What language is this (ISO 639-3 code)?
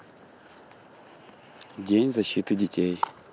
rus